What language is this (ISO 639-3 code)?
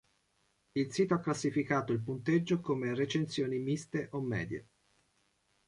ita